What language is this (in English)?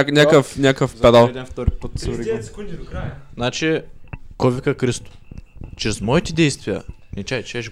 Bulgarian